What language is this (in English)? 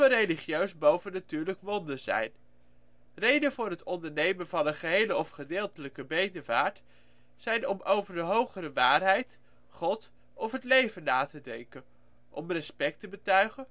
Dutch